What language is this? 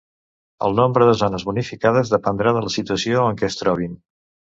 Catalan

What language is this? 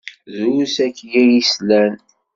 Kabyle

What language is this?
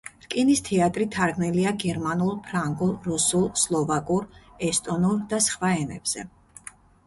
Georgian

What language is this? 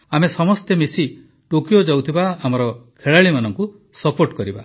Odia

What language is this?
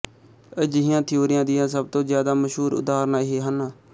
Punjabi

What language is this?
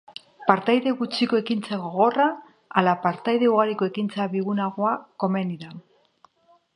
Basque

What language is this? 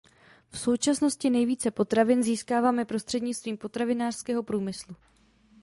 Czech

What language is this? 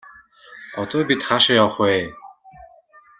Mongolian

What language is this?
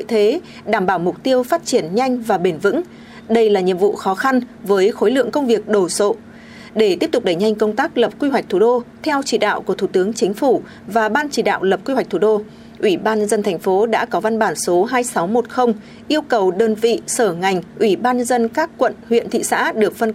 Vietnamese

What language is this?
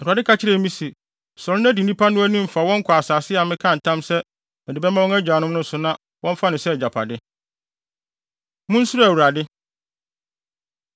Akan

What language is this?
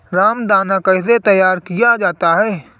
Hindi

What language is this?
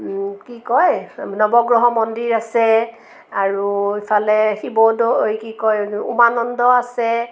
Assamese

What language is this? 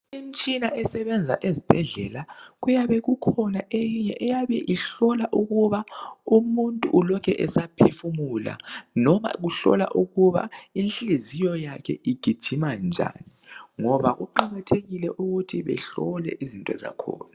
North Ndebele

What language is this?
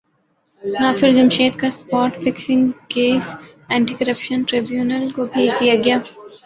Urdu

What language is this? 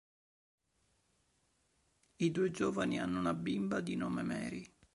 Italian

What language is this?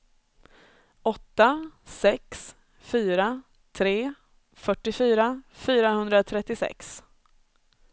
Swedish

